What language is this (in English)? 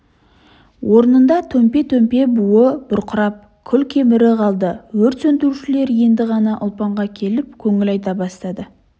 Kazakh